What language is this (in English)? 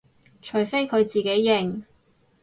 Cantonese